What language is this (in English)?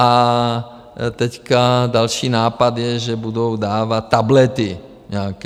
Czech